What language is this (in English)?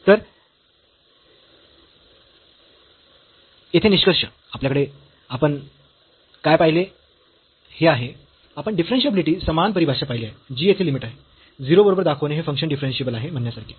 Marathi